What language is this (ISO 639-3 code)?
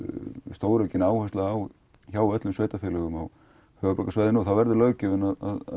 isl